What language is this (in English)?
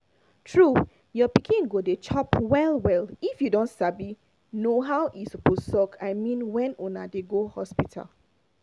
Nigerian Pidgin